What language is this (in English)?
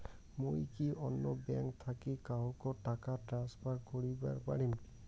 Bangla